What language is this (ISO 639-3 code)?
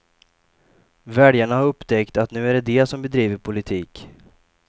swe